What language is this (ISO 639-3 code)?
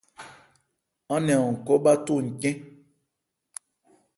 ebr